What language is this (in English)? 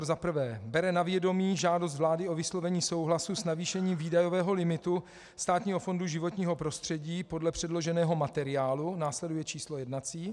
Czech